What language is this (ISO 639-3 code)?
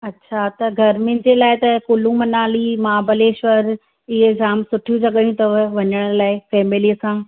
snd